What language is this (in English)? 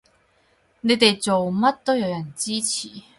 Cantonese